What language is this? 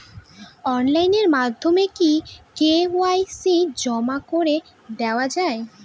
Bangla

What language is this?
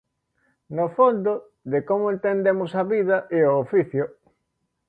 Galician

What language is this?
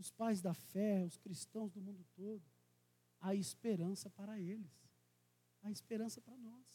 Portuguese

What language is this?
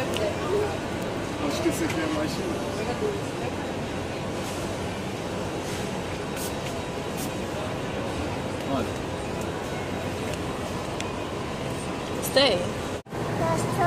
Portuguese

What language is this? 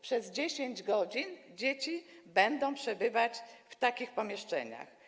Polish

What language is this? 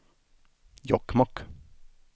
Swedish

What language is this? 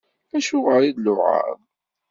Kabyle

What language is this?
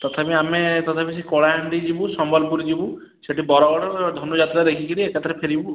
Odia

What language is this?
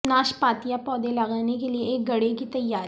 Urdu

